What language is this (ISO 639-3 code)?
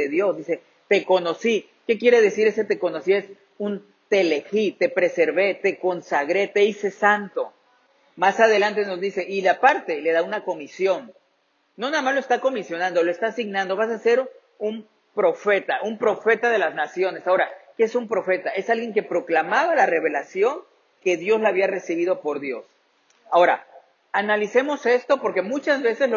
spa